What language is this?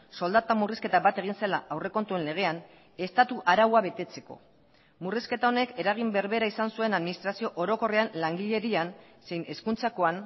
Basque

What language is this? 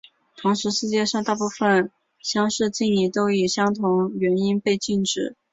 Chinese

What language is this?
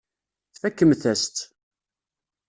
Kabyle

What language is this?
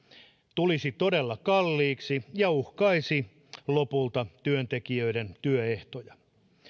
Finnish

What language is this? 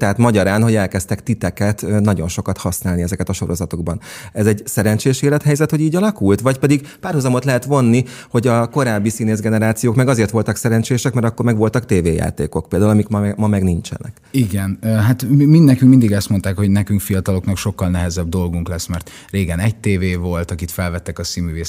Hungarian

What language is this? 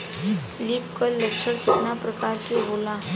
Bhojpuri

